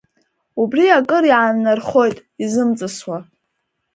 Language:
Abkhazian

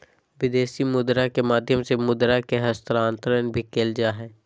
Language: Magahi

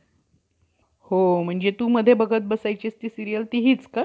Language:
Marathi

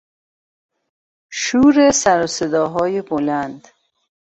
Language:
Persian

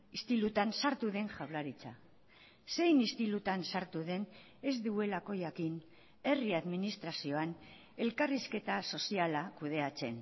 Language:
Basque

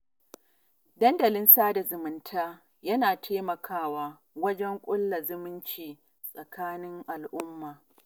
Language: Hausa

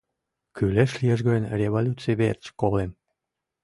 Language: Mari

